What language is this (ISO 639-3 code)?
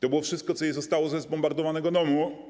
pol